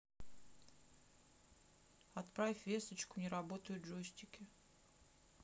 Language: Russian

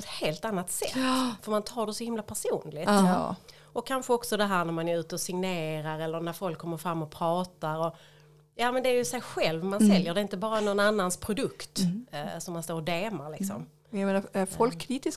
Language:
Swedish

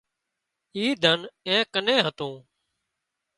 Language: Wadiyara Koli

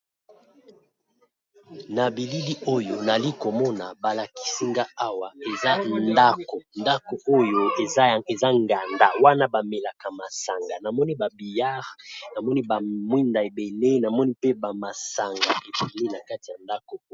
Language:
Lingala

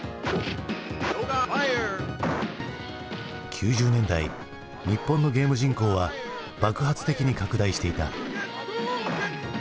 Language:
Japanese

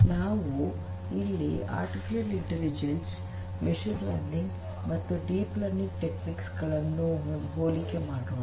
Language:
Kannada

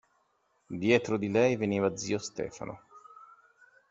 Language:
Italian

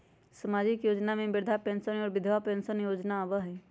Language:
Magahi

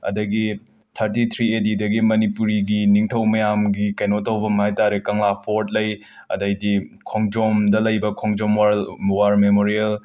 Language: Manipuri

